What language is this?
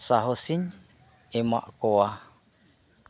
Santali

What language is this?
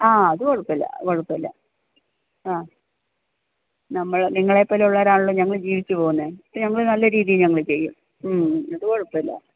Malayalam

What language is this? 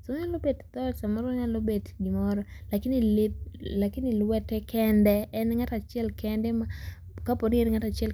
Luo (Kenya and Tanzania)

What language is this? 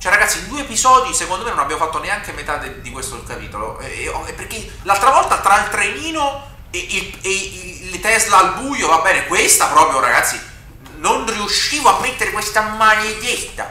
Italian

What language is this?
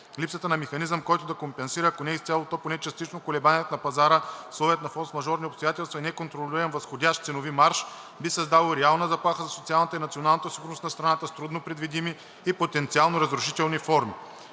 Bulgarian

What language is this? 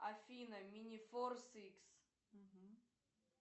Russian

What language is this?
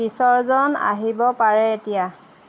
Assamese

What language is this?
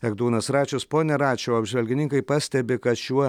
Lithuanian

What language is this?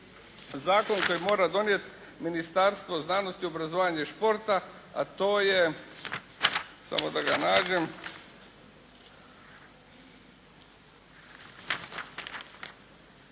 Croatian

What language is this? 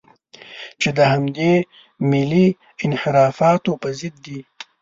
Pashto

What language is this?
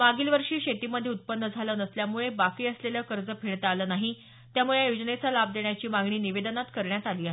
Marathi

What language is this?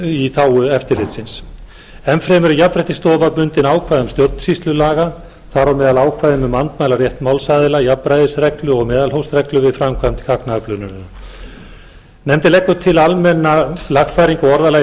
Icelandic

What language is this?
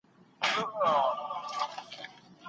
Pashto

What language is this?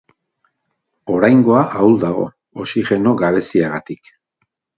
Basque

